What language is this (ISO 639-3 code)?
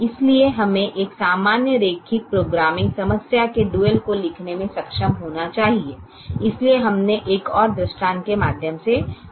hin